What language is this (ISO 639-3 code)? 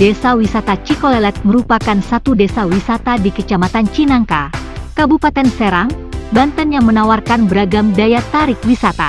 ind